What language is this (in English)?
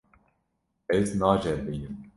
Kurdish